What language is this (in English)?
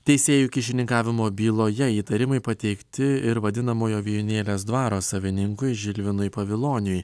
Lithuanian